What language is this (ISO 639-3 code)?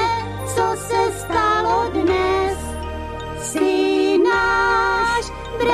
ces